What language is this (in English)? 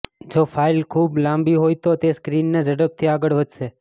Gujarati